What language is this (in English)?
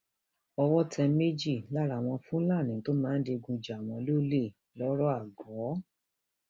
Yoruba